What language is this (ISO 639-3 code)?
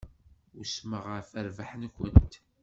kab